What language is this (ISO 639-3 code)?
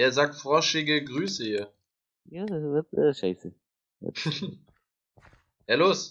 deu